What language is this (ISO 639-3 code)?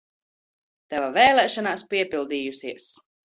lav